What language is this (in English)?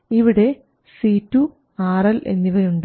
Malayalam